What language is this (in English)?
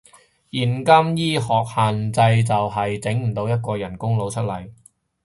Cantonese